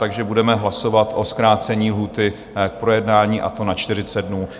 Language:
Czech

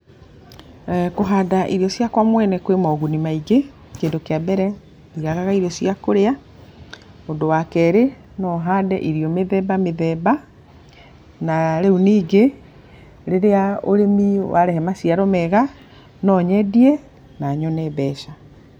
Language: Kikuyu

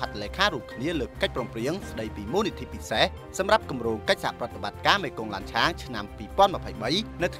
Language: Thai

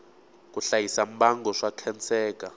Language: Tsonga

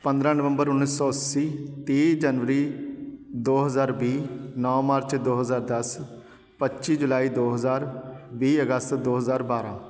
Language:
Punjabi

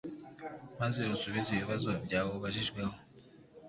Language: Kinyarwanda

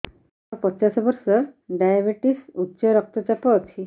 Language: Odia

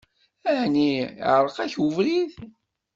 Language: Kabyle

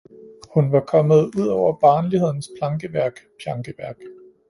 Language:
Danish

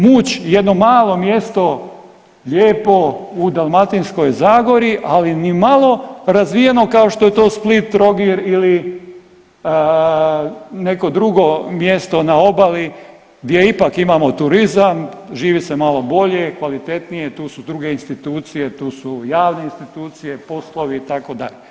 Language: Croatian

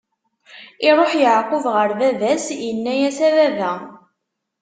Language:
Kabyle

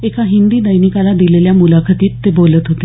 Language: Marathi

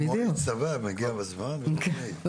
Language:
Hebrew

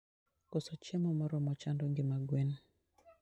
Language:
Luo (Kenya and Tanzania)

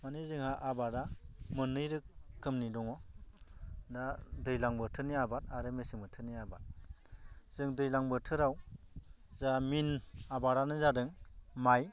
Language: Bodo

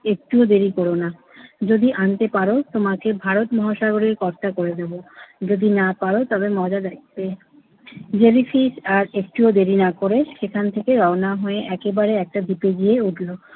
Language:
Bangla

